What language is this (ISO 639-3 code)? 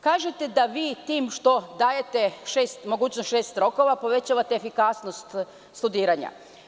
srp